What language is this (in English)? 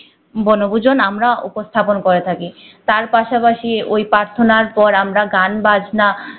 Bangla